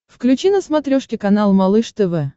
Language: Russian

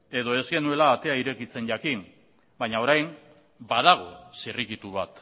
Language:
Basque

